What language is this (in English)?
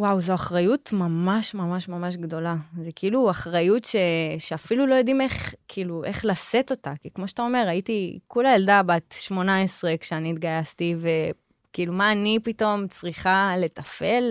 Hebrew